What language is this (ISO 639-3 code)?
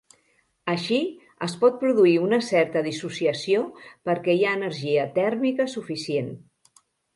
cat